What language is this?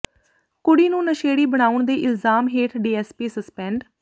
Punjabi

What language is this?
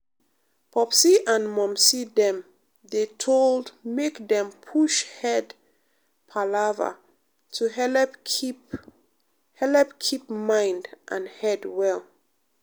Nigerian Pidgin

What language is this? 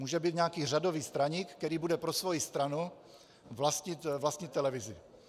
Czech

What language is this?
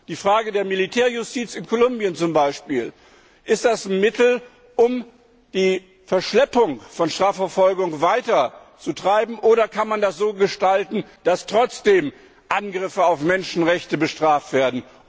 German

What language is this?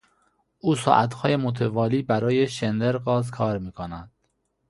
Persian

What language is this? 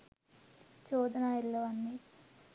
Sinhala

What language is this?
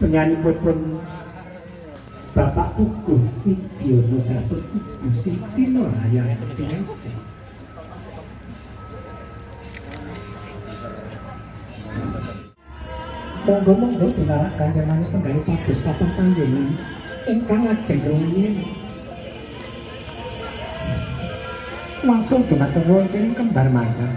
Indonesian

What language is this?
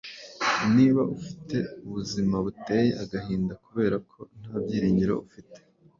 Kinyarwanda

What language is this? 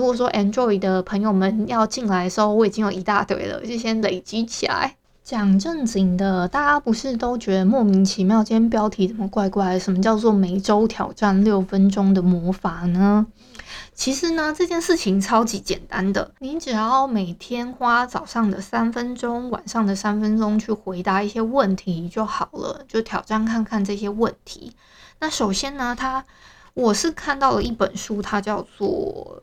Chinese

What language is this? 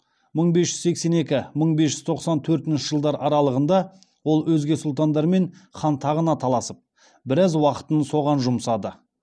Kazakh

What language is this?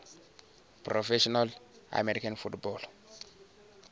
Venda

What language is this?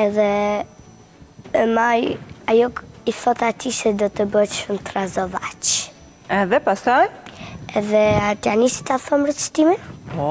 Romanian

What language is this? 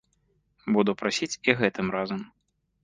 Belarusian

